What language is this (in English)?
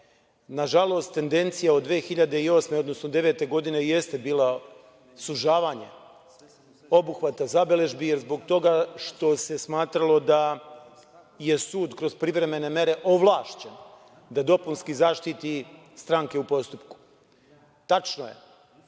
Serbian